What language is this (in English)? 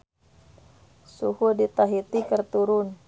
Sundanese